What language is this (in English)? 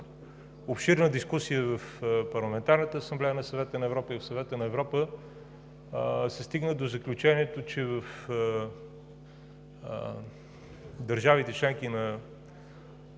Bulgarian